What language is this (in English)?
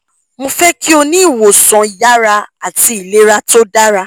Yoruba